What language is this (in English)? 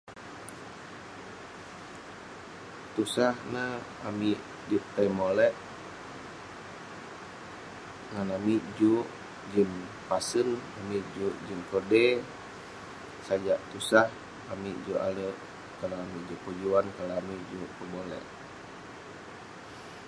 Western Penan